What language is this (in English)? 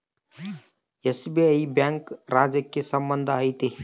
Kannada